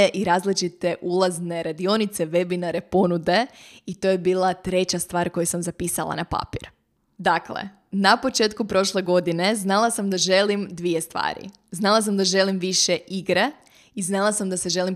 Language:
Croatian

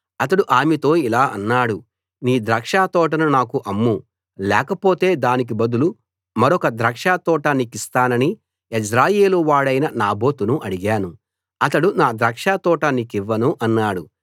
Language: Telugu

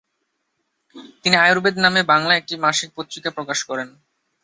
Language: Bangla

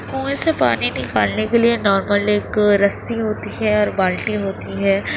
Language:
Urdu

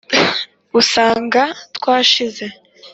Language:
Kinyarwanda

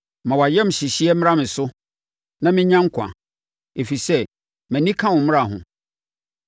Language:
Akan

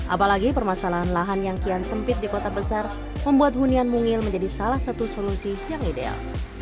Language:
Indonesian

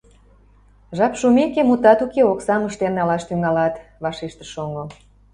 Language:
Mari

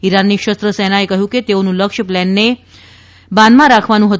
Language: Gujarati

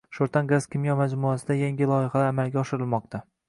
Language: Uzbek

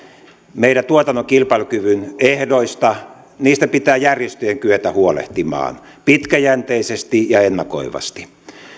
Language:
Finnish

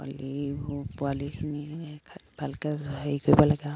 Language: Assamese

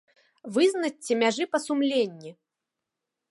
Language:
Belarusian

